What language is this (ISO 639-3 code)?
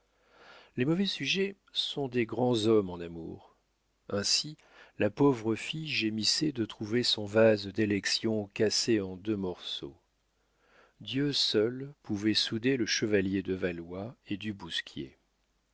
fra